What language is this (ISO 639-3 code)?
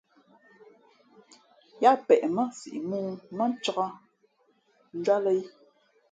fmp